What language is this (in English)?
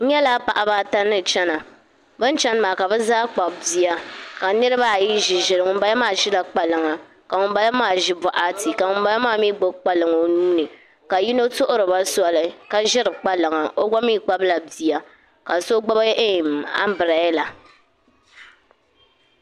Dagbani